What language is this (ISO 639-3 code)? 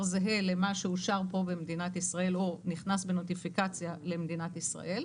heb